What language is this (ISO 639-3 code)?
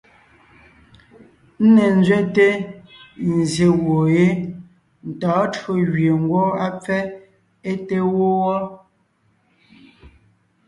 nnh